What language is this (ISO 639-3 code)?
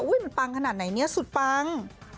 tha